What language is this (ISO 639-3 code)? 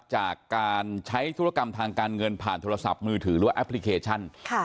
tha